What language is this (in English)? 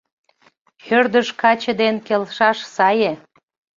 Mari